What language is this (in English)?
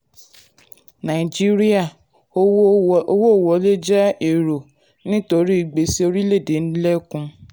Yoruba